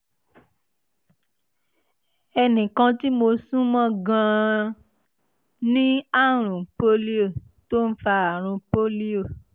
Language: Yoruba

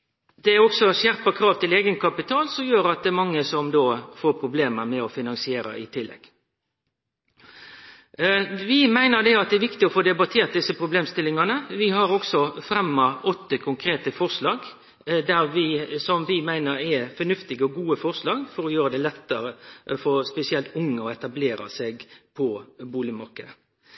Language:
Norwegian Nynorsk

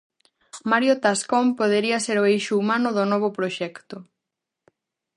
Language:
Galician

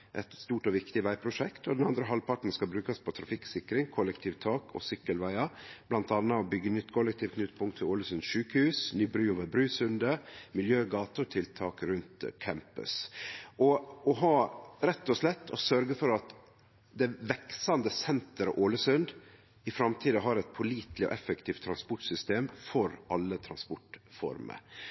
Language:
Norwegian Nynorsk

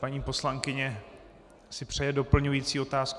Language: Czech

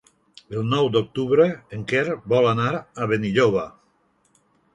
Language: Catalan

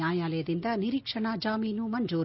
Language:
Kannada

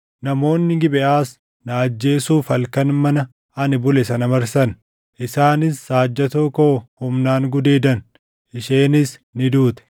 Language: Oromo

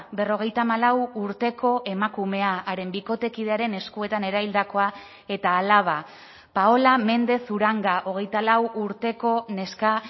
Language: Basque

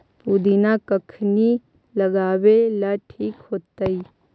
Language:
Magahi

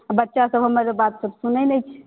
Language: Maithili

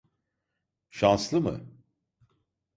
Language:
Turkish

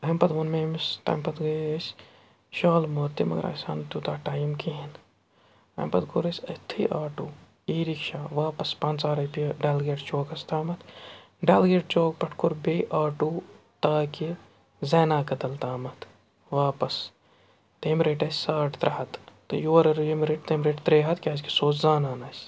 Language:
Kashmiri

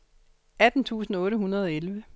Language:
Danish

